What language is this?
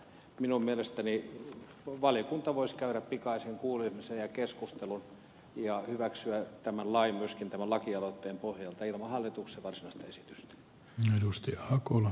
Finnish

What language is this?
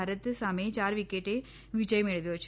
Gujarati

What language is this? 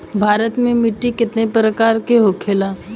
Bhojpuri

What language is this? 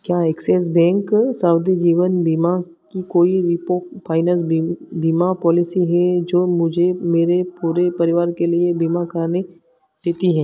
Hindi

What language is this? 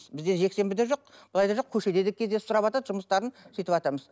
Kazakh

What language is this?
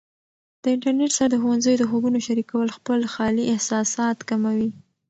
Pashto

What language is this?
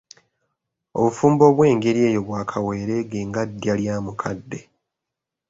Ganda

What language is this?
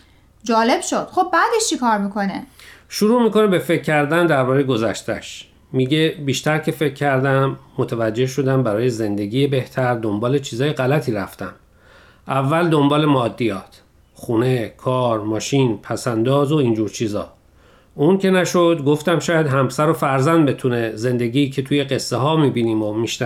Persian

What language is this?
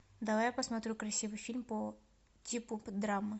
Russian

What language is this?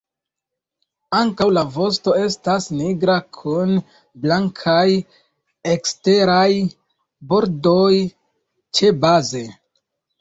Esperanto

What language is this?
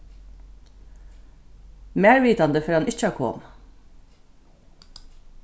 Faroese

